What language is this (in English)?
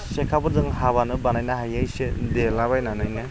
Bodo